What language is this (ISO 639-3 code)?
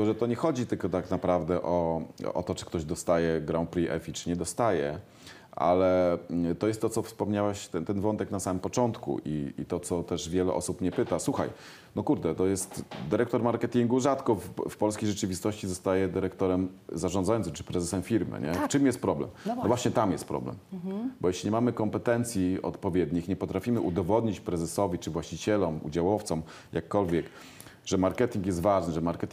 pol